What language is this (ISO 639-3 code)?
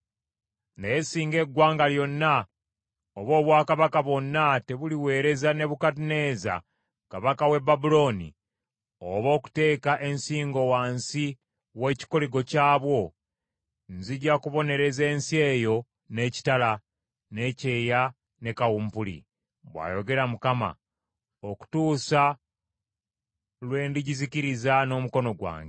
lug